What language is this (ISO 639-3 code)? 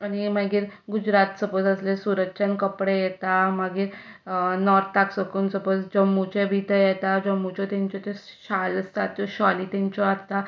kok